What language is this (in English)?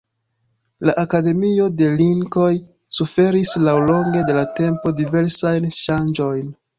Esperanto